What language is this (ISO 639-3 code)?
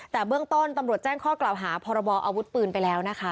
tha